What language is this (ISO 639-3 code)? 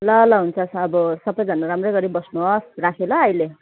nep